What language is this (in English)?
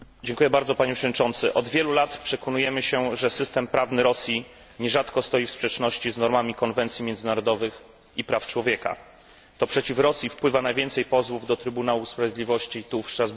Polish